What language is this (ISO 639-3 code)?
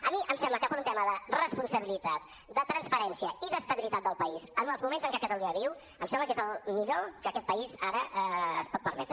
cat